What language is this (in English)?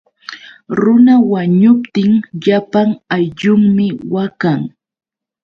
Yauyos Quechua